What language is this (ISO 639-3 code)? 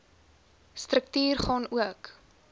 afr